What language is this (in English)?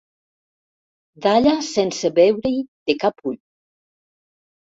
Catalan